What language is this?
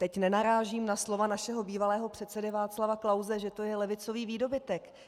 Czech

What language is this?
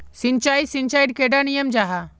Magahi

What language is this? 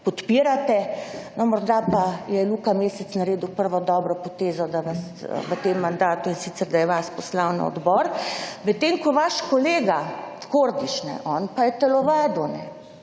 Slovenian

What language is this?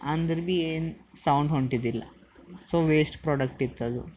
Kannada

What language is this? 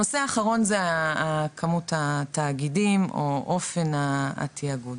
Hebrew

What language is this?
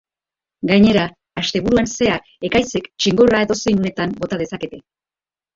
Basque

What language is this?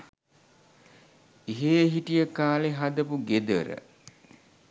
Sinhala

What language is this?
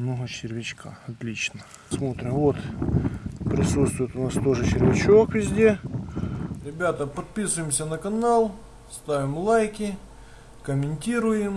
Russian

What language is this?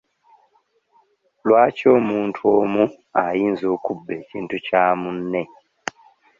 Ganda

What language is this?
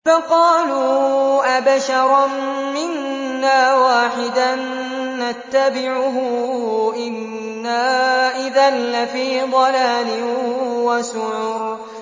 Arabic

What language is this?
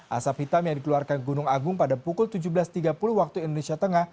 Indonesian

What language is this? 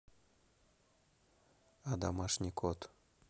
Russian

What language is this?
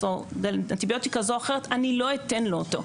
Hebrew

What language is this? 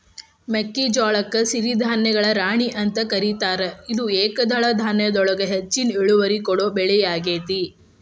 Kannada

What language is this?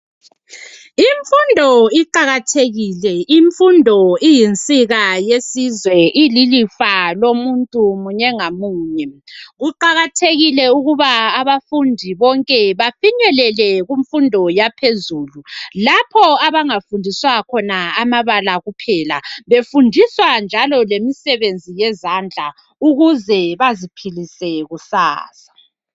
North Ndebele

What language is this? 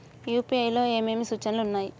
Telugu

